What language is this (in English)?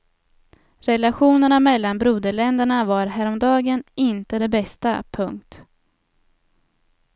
Swedish